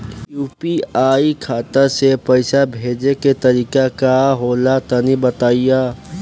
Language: Bhojpuri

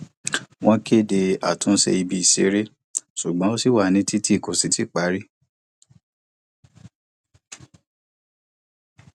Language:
Yoruba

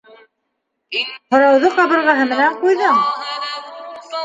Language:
Bashkir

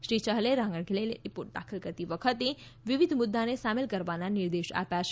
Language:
Gujarati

